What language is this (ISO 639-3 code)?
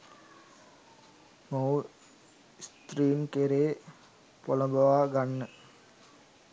sin